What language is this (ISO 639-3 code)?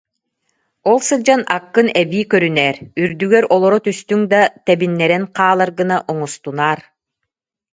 sah